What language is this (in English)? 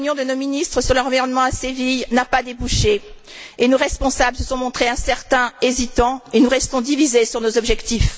French